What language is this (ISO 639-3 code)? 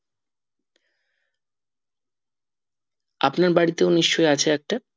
ben